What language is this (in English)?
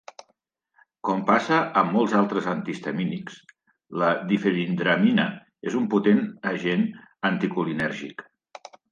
Catalan